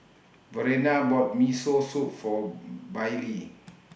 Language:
English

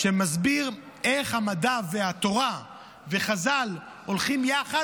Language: Hebrew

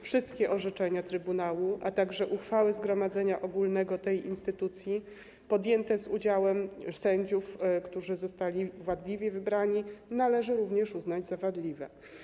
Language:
Polish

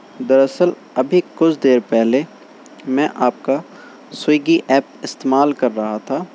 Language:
Urdu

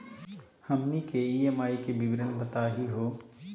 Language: Magahi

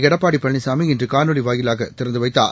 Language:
Tamil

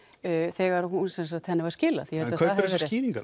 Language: Icelandic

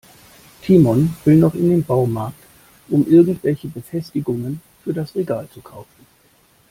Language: German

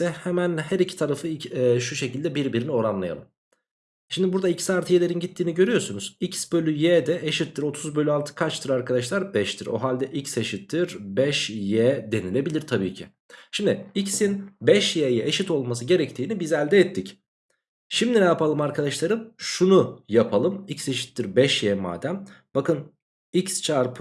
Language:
Turkish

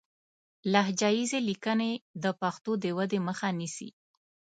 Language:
Pashto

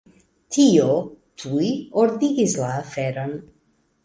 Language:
Esperanto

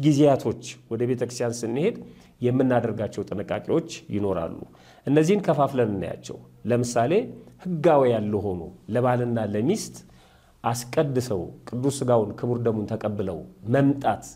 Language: Arabic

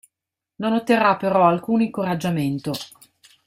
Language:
Italian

